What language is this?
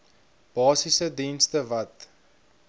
Afrikaans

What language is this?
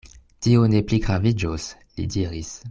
Esperanto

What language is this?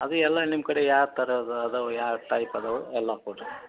Kannada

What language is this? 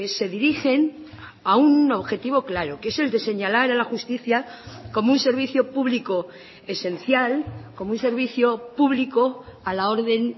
Spanish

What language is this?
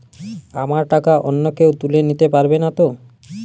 Bangla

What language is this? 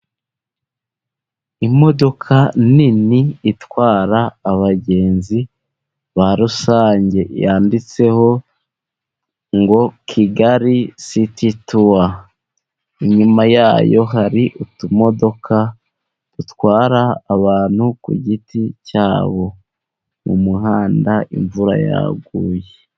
Kinyarwanda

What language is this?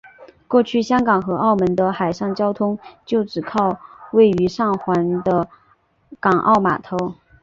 Chinese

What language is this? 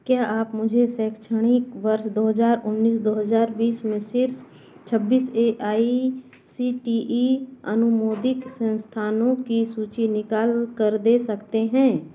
Hindi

